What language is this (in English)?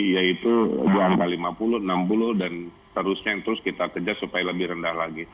Indonesian